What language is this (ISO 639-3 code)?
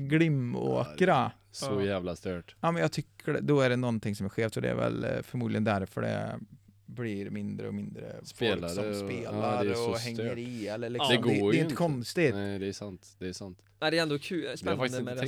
swe